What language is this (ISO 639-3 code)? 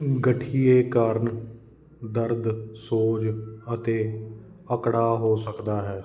pan